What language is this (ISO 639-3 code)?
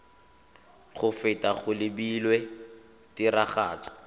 tsn